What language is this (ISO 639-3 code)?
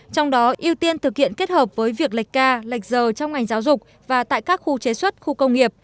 vie